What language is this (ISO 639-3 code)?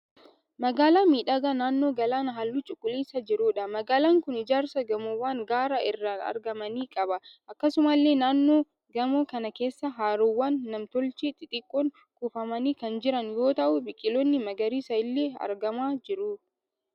orm